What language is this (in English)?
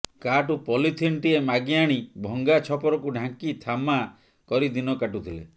Odia